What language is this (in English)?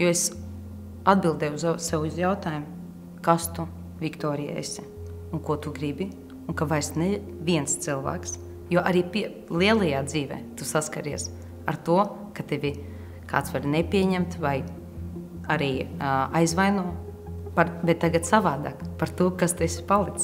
Latvian